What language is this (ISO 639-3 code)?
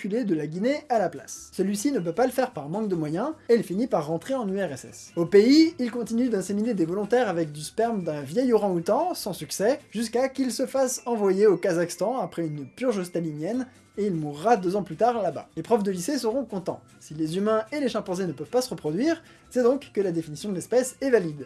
fra